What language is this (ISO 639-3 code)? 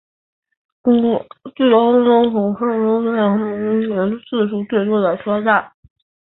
zho